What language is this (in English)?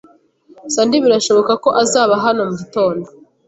Kinyarwanda